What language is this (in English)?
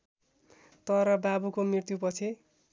Nepali